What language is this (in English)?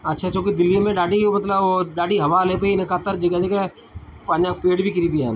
Sindhi